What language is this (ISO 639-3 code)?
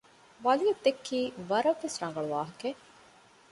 div